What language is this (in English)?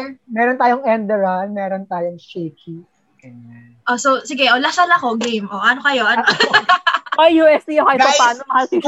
Filipino